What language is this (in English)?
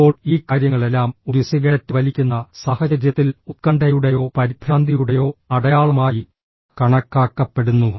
Malayalam